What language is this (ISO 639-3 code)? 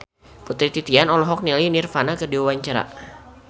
sun